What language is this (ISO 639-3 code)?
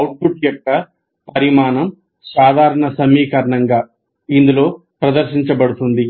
tel